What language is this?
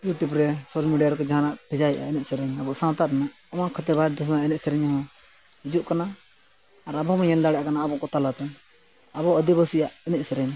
Santali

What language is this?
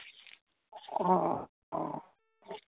Santali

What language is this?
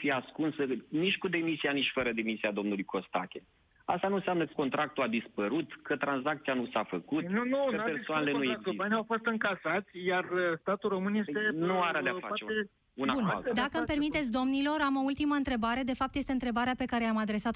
Romanian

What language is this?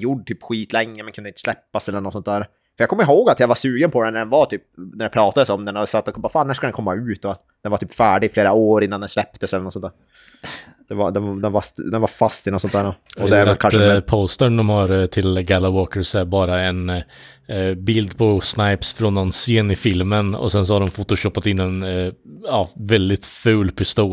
Swedish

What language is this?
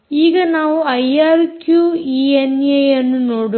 Kannada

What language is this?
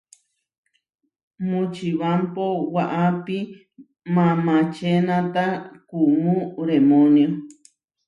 Huarijio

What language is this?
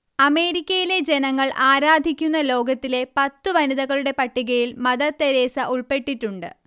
Malayalam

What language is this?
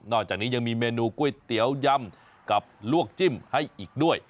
Thai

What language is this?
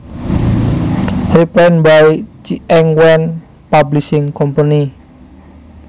Javanese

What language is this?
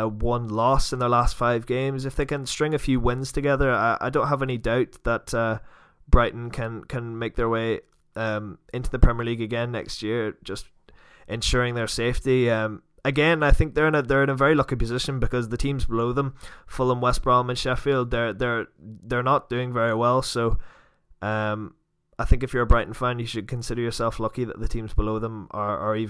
English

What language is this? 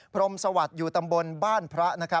Thai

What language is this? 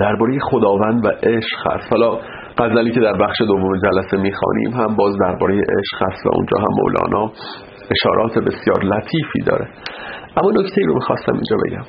Persian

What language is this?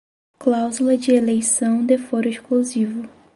Portuguese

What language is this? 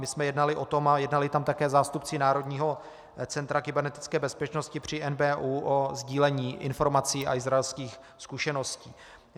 Czech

